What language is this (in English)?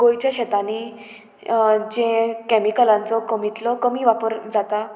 Konkani